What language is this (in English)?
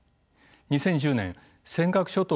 Japanese